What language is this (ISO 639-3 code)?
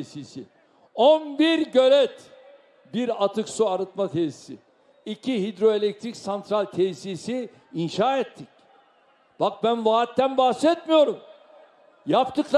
tur